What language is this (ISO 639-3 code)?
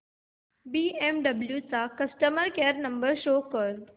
mar